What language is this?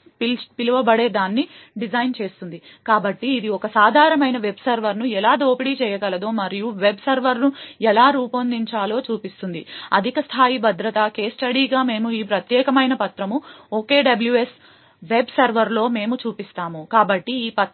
Telugu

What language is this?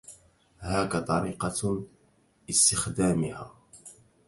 Arabic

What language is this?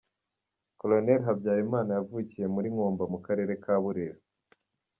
Kinyarwanda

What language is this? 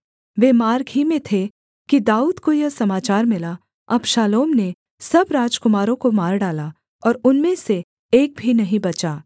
Hindi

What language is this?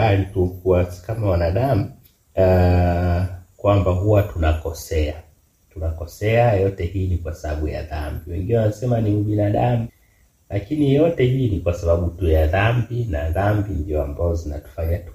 Swahili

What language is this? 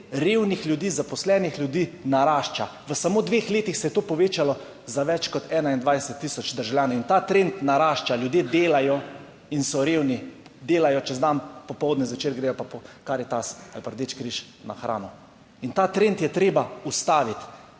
Slovenian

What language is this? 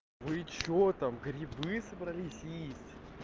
Russian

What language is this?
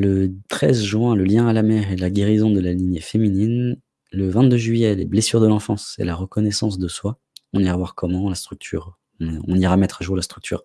French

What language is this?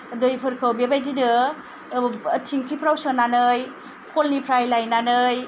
Bodo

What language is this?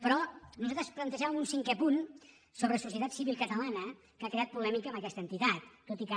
Catalan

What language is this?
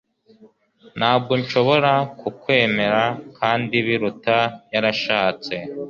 Kinyarwanda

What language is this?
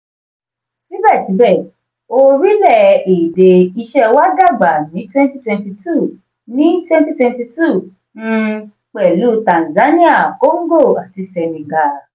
Yoruba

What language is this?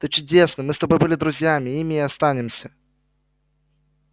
Russian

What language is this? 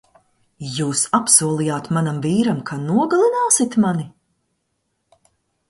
Latvian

